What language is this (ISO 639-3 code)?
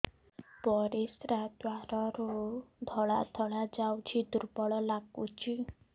ori